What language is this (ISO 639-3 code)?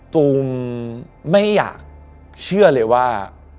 tha